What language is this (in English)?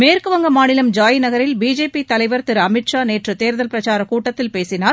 Tamil